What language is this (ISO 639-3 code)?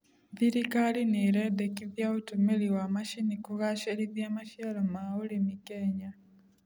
kik